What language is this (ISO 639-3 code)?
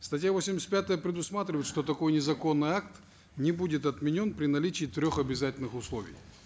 kaz